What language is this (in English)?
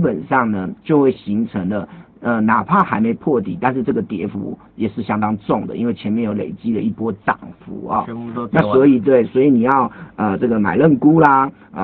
Chinese